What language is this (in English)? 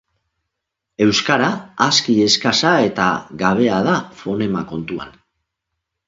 Basque